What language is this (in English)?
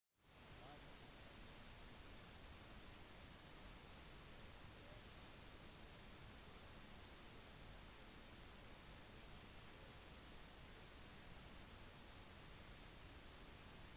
Norwegian Bokmål